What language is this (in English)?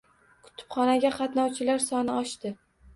Uzbek